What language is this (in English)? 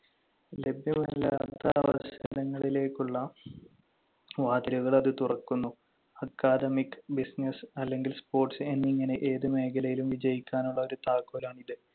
Malayalam